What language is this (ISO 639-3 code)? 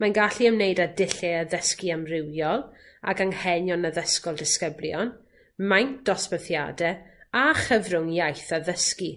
cym